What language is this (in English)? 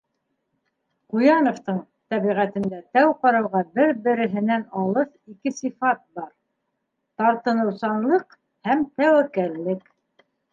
Bashkir